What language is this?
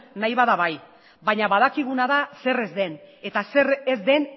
Basque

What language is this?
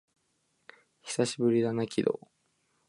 Japanese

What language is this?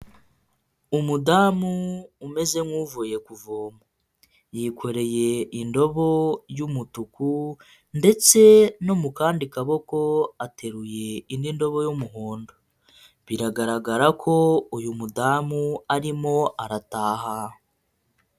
Kinyarwanda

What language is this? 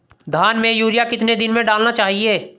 Hindi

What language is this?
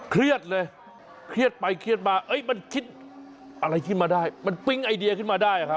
Thai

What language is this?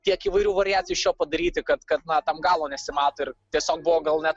Lithuanian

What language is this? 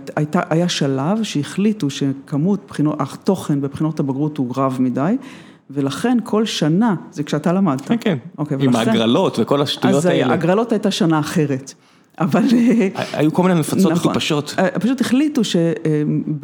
Hebrew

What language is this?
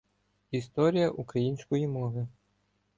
Ukrainian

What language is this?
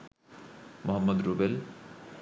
Bangla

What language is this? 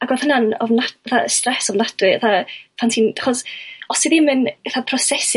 Welsh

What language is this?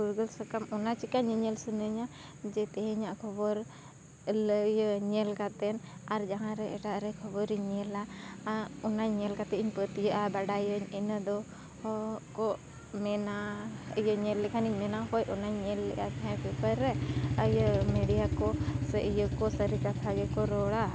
Santali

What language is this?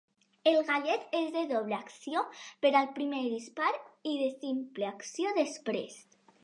Catalan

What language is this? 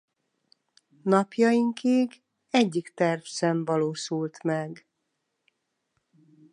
Hungarian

